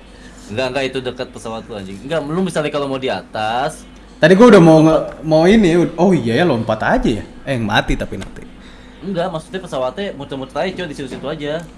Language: Indonesian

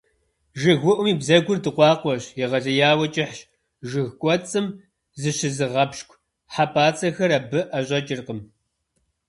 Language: Kabardian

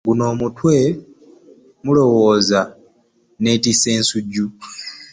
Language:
Ganda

